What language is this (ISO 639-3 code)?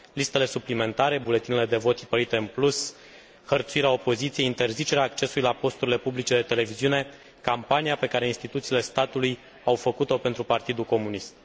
ron